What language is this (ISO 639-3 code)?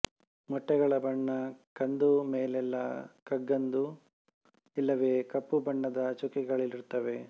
kan